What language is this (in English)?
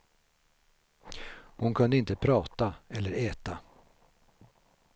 Swedish